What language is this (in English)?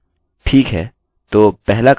Hindi